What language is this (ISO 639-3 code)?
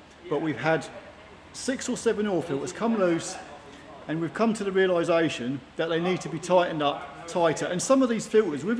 eng